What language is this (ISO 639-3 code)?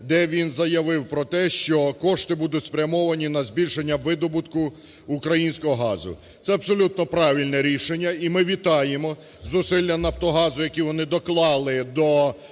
ukr